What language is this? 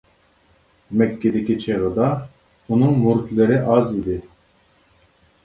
Uyghur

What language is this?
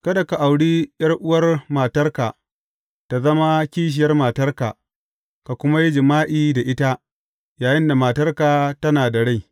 Hausa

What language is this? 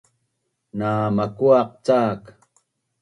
Bunun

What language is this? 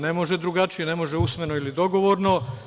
Serbian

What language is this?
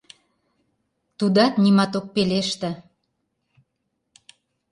Mari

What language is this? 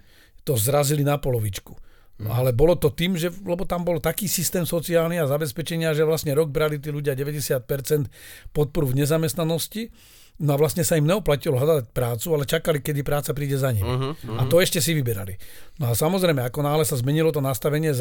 Slovak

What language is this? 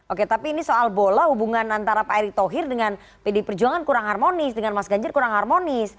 Indonesian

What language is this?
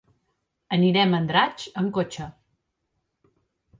Catalan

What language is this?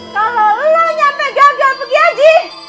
Indonesian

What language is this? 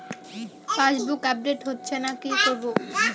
Bangla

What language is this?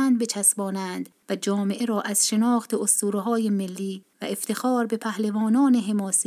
Persian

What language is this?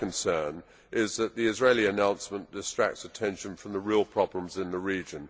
English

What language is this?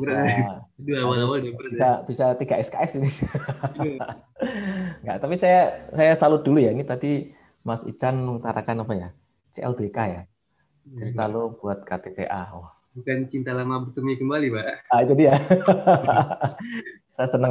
Indonesian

